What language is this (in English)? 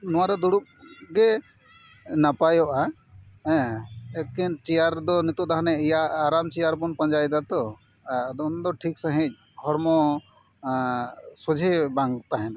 Santali